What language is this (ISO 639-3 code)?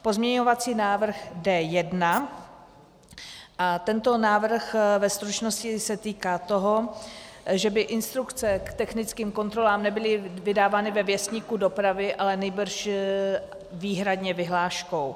ces